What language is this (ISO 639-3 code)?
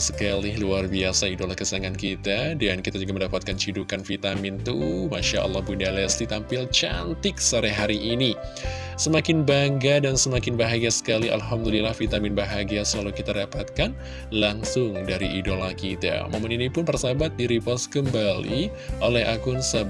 ind